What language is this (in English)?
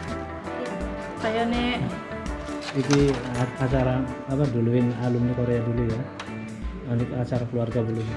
Indonesian